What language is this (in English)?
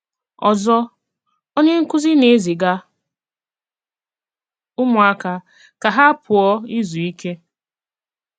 Igbo